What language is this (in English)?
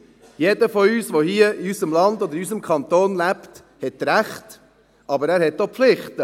Swiss German